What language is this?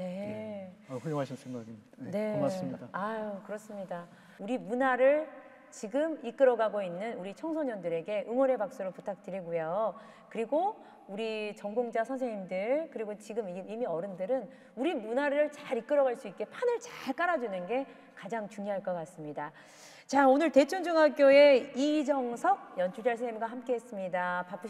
Korean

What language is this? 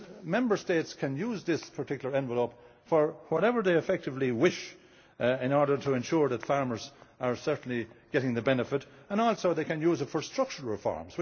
English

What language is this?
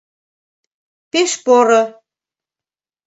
Mari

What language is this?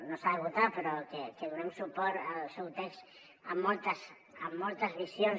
Catalan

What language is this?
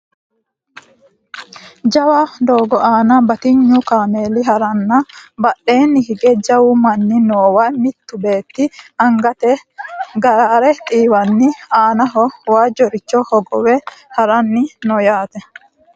Sidamo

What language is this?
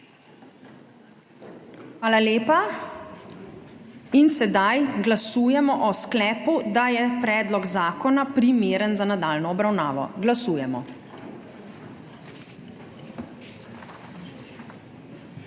Slovenian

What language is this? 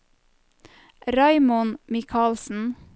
Norwegian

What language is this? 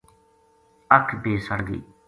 Gujari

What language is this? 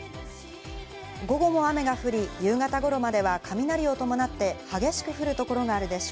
Japanese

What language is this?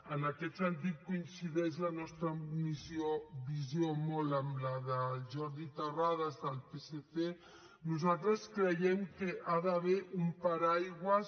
Catalan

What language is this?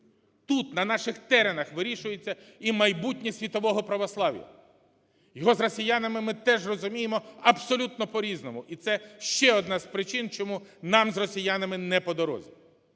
Ukrainian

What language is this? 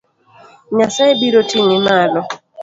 Luo (Kenya and Tanzania)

